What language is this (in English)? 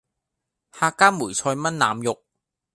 Cantonese